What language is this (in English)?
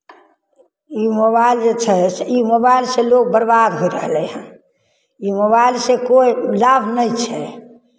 Maithili